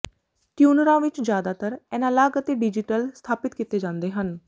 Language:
Punjabi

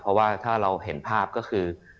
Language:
Thai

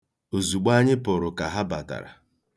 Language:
Igbo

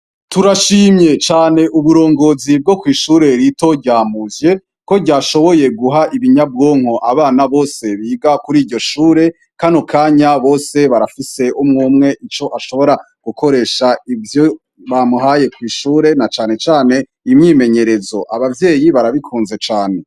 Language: Rundi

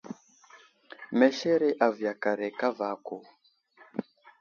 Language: Wuzlam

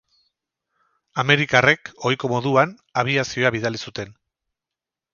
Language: Basque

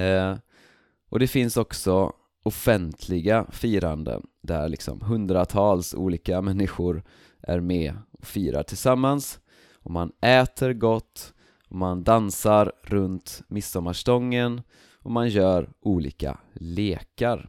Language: Swedish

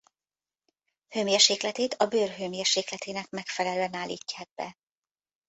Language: Hungarian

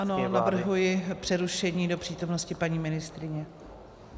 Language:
Czech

